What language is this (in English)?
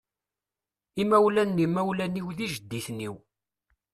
Kabyle